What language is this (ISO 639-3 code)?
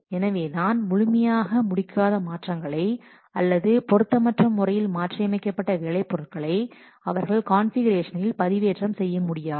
tam